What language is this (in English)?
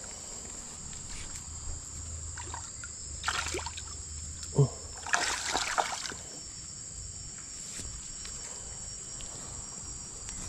Malay